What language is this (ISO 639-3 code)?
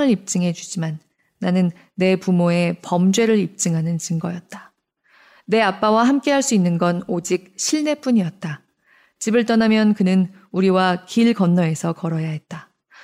kor